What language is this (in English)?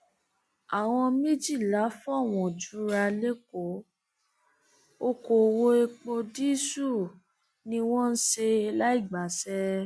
Yoruba